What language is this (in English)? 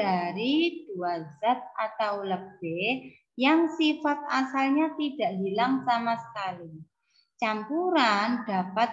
Indonesian